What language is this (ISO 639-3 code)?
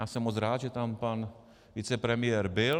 ces